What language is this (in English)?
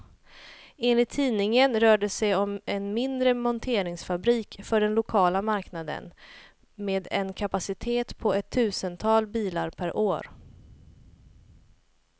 Swedish